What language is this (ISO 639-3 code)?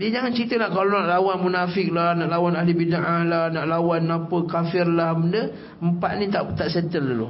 msa